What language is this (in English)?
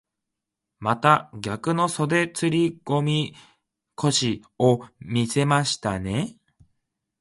Japanese